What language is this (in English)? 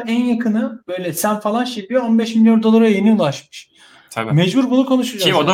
Turkish